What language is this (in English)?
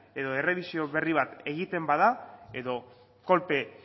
Basque